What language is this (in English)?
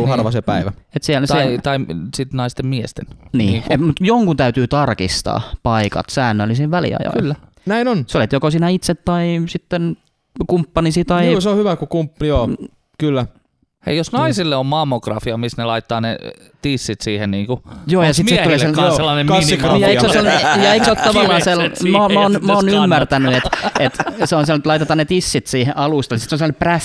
Finnish